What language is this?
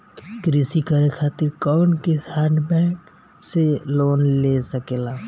Bhojpuri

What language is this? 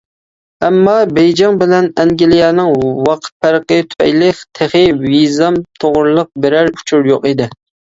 Uyghur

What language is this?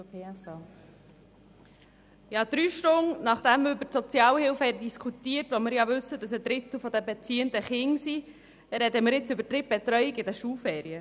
Swiss German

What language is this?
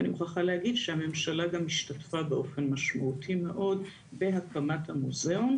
Hebrew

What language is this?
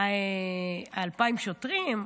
Hebrew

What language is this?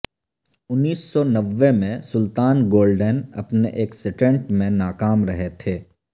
Urdu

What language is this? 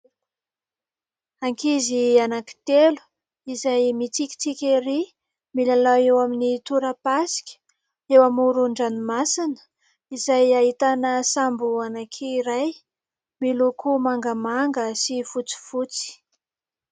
Malagasy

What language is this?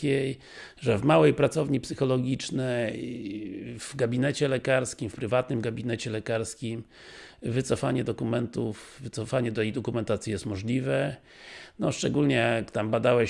Polish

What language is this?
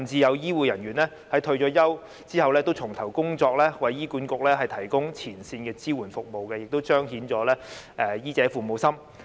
Cantonese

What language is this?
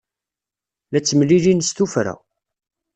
Kabyle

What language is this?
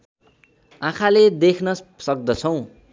Nepali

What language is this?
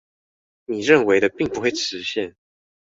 Chinese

